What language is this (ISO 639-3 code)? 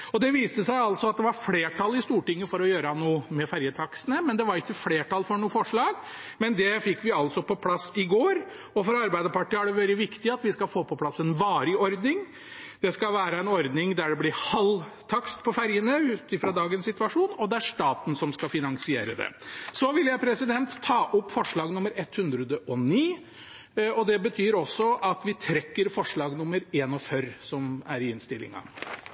nor